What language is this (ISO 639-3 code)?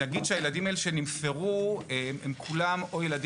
heb